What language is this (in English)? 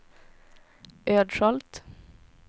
Swedish